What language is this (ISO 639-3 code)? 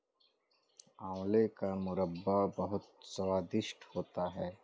hin